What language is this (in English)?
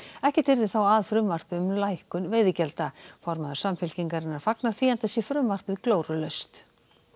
Icelandic